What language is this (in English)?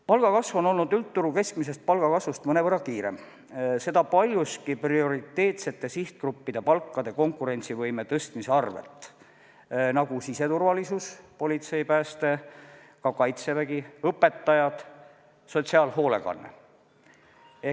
Estonian